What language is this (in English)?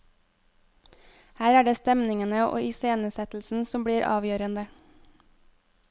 Norwegian